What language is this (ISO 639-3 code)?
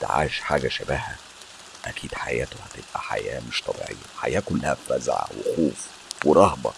ara